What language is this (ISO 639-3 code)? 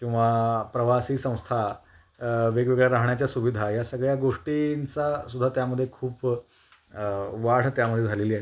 mar